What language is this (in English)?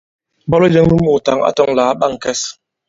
Bankon